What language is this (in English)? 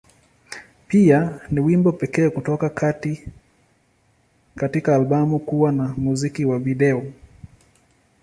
Swahili